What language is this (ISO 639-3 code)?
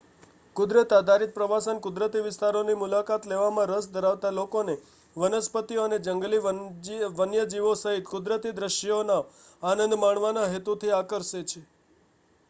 guj